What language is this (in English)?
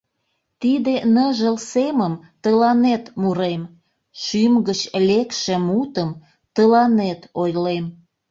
Mari